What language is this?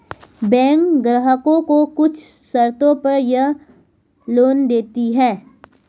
Hindi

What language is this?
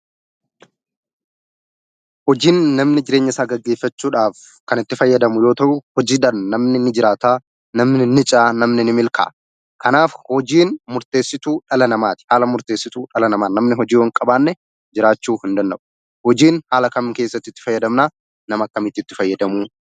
Oromo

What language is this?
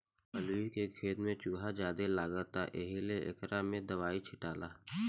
Bhojpuri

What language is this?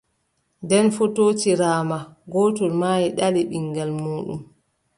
Adamawa Fulfulde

